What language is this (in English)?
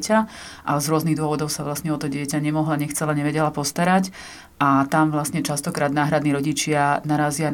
Slovak